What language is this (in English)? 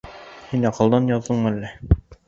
Bashkir